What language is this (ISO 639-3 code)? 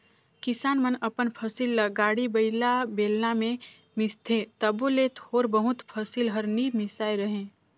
hne